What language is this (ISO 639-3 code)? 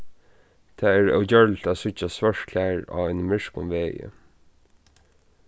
fao